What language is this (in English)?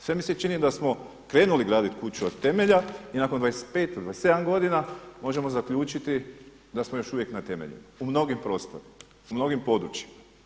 Croatian